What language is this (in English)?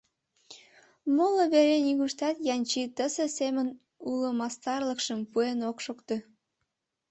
Mari